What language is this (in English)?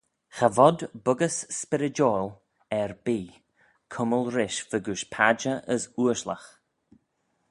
Manx